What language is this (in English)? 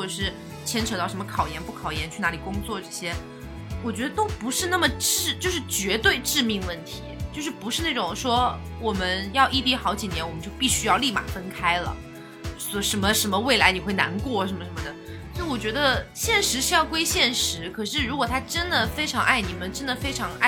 Chinese